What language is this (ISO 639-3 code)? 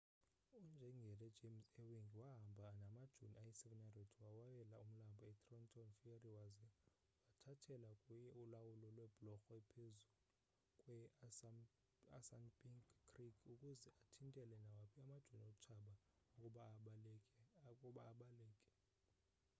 xho